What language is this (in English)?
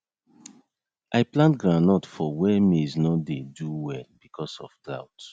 Nigerian Pidgin